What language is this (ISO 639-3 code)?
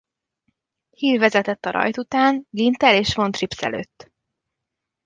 hun